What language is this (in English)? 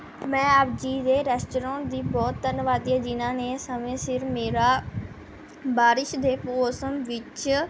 Punjabi